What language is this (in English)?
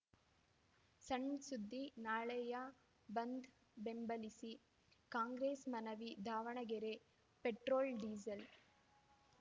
Kannada